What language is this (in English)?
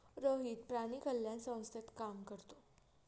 Marathi